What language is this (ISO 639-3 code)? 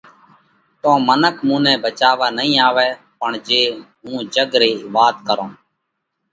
kvx